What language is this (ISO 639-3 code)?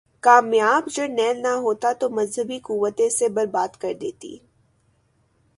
urd